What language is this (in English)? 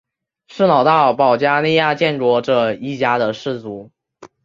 Chinese